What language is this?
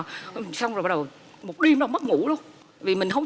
Vietnamese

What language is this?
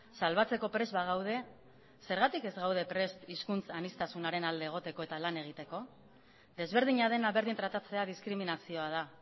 Basque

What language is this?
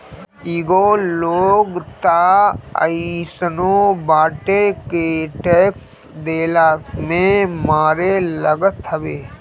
Bhojpuri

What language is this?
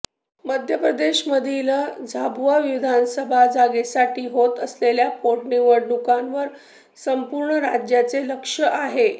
Marathi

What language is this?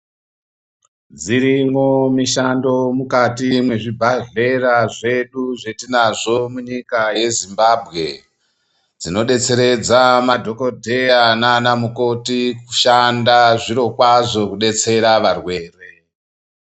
Ndau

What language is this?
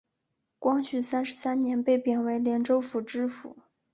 Chinese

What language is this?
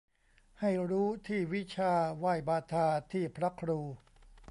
Thai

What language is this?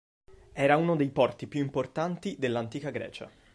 Italian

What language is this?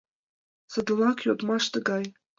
Mari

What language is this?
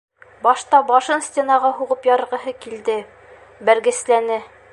Bashkir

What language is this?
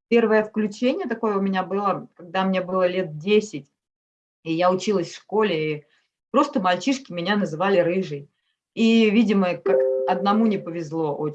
Russian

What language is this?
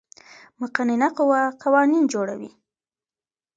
Pashto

